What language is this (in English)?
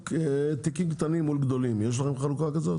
Hebrew